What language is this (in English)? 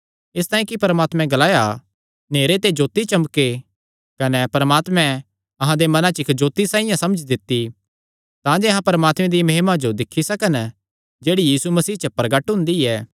Kangri